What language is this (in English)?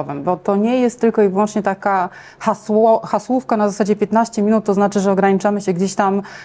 Polish